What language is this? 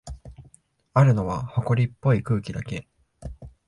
Japanese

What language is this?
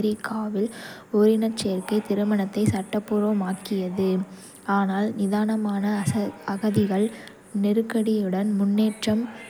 Kota (India)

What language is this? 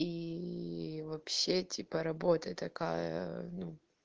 Russian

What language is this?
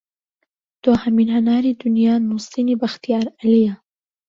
Central Kurdish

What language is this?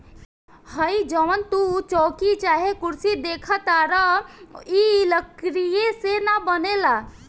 Bhojpuri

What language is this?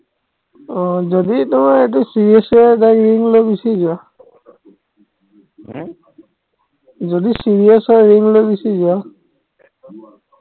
Assamese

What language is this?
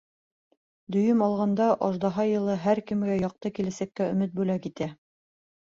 Bashkir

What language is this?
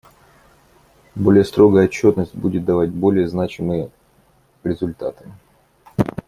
Russian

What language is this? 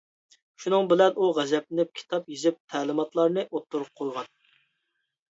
Uyghur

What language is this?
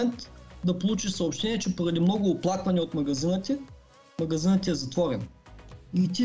Bulgarian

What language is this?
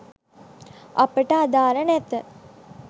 Sinhala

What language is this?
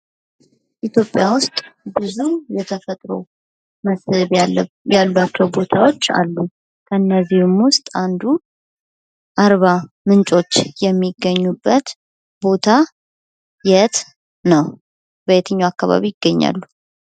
Amharic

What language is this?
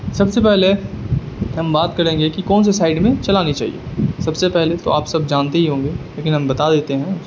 Urdu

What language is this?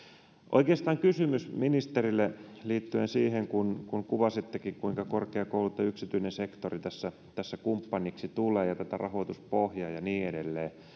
Finnish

